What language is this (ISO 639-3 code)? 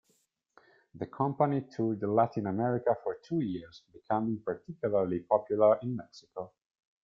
eng